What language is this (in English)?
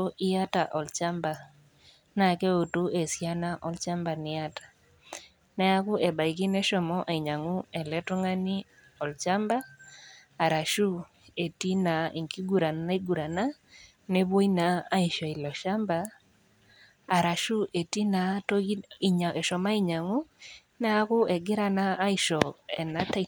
Masai